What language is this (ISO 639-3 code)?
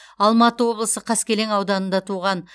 kaz